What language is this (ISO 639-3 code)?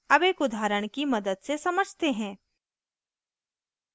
hin